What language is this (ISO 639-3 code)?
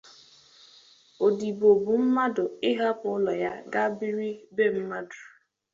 ibo